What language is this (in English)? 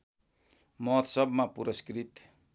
Nepali